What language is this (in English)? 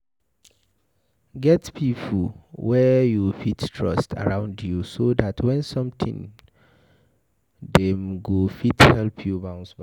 Nigerian Pidgin